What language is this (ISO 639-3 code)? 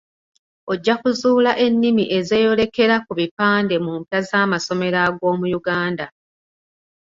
lug